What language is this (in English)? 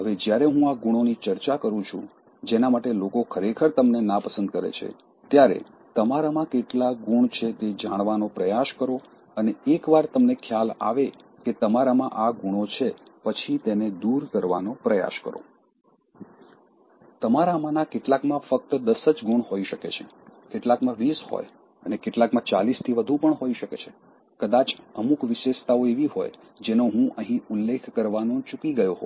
Gujarati